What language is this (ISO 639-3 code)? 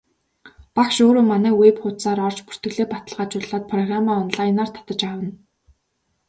mon